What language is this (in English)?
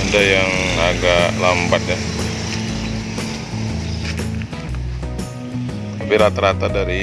Indonesian